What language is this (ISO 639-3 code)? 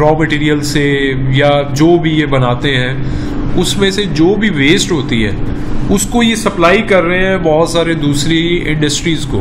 hin